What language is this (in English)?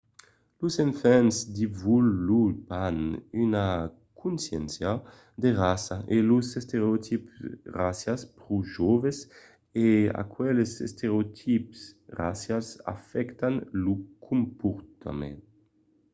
Occitan